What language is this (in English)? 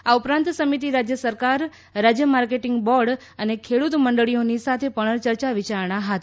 Gujarati